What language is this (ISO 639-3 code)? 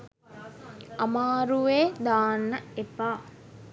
sin